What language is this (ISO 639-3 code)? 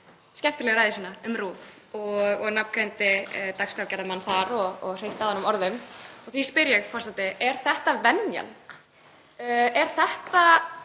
isl